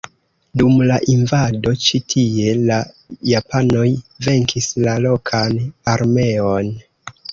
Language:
Esperanto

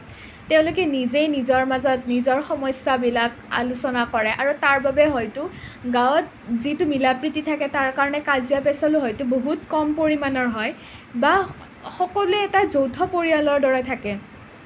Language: Assamese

